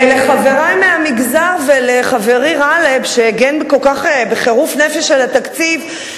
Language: Hebrew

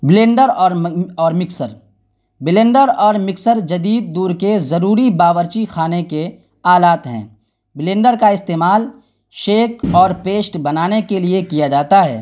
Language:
Urdu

